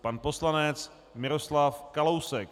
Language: Czech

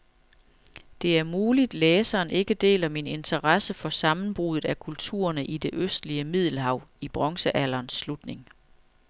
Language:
Danish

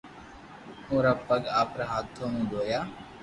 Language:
Loarki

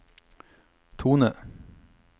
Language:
Norwegian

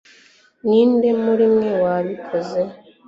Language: Kinyarwanda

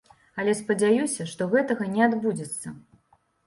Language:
Belarusian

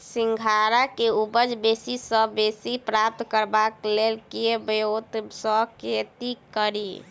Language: Maithili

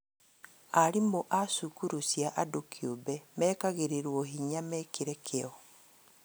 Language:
Kikuyu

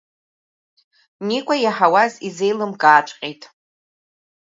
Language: Abkhazian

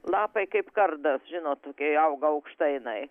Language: Lithuanian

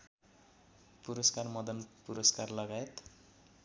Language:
Nepali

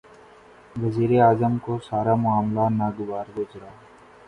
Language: Urdu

